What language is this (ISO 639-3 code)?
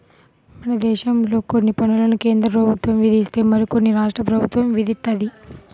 tel